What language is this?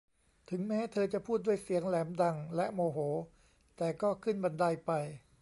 Thai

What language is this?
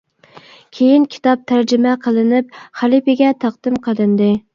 Uyghur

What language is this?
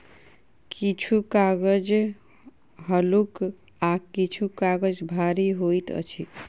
Maithili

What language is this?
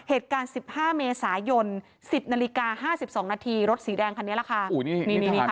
Thai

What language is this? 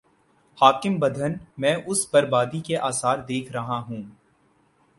Urdu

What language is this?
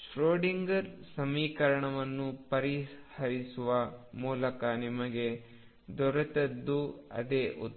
Kannada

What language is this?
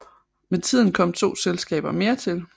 Danish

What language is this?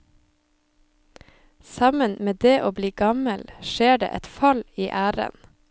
Norwegian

